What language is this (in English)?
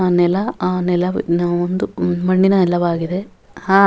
Kannada